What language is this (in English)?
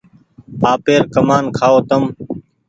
Goaria